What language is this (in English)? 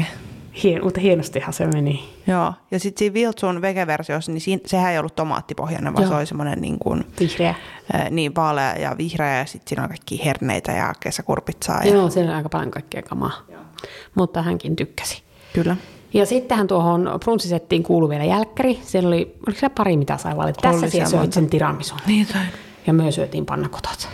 Finnish